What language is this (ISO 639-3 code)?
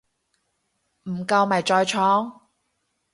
yue